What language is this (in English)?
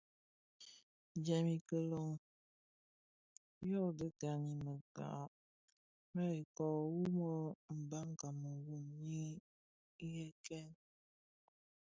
Bafia